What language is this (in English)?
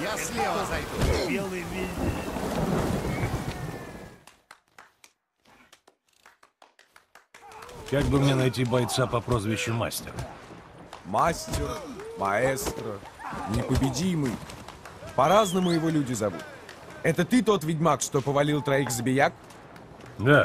Russian